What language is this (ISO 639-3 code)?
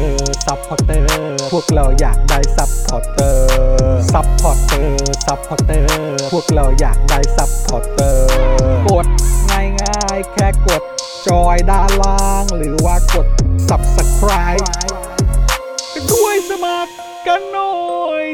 tha